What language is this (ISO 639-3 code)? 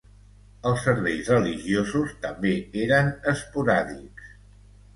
cat